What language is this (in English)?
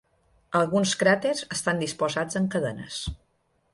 Catalan